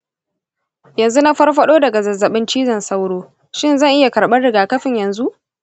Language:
Hausa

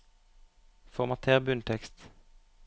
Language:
Norwegian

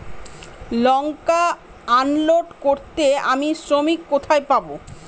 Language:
Bangla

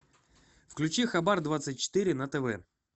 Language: Russian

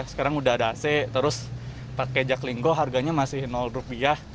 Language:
Indonesian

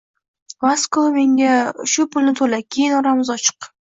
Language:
Uzbek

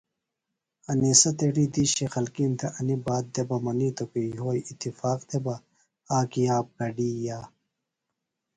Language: Phalura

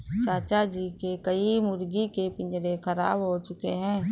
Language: Hindi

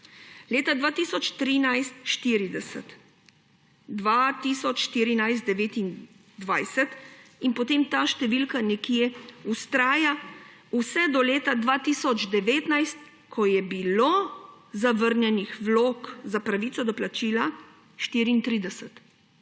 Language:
Slovenian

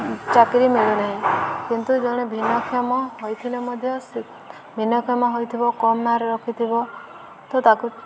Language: Odia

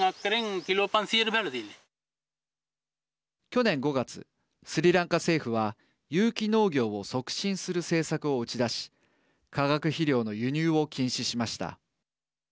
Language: Japanese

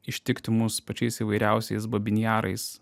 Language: Lithuanian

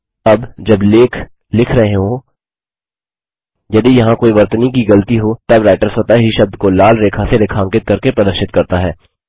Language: Hindi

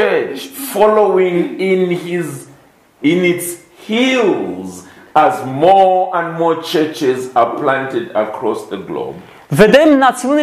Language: Romanian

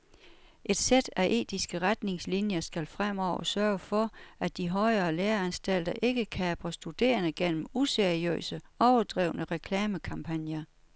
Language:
Danish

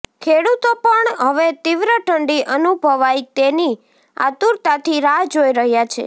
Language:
Gujarati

